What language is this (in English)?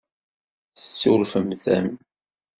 Kabyle